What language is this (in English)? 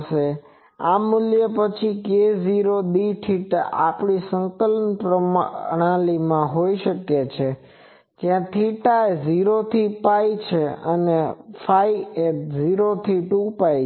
Gujarati